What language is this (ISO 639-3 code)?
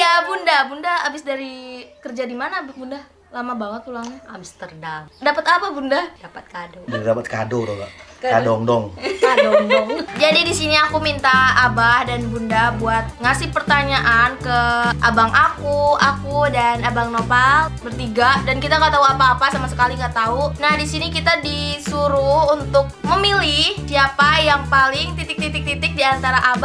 ind